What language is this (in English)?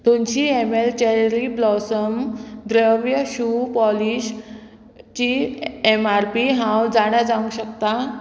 Konkani